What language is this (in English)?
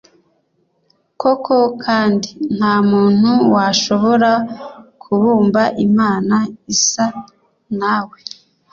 Kinyarwanda